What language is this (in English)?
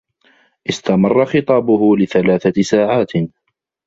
Arabic